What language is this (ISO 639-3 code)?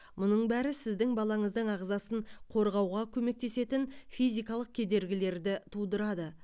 kaz